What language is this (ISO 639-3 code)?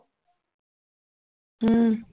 pan